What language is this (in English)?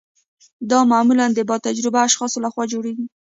Pashto